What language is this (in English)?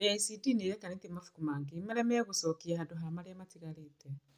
Kikuyu